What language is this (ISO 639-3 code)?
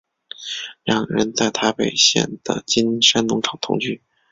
zho